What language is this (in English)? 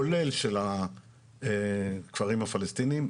Hebrew